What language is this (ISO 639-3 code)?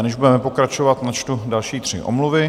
ces